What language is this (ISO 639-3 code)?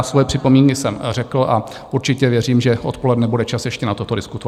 ces